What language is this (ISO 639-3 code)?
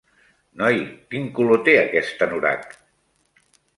cat